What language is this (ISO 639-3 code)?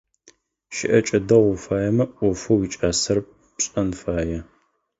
ady